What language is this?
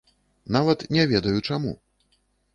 Belarusian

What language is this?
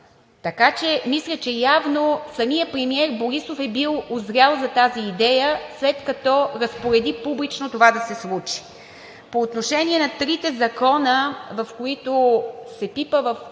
Bulgarian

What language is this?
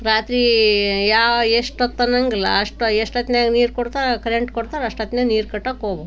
Kannada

